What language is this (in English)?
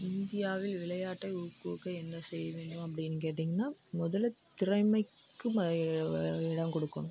Tamil